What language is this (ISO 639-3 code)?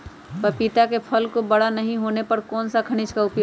mag